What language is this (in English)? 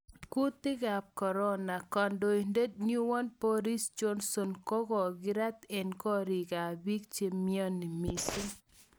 Kalenjin